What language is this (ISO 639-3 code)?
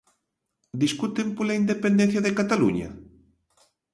glg